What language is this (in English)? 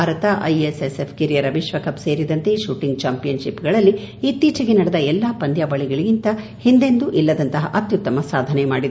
Kannada